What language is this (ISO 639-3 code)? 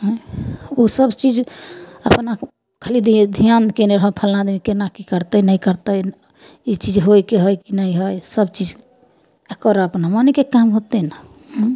mai